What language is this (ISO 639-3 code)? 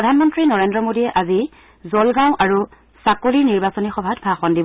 asm